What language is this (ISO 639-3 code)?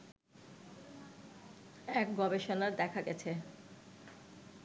ben